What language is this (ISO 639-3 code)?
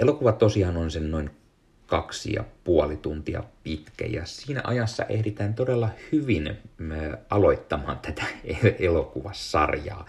fin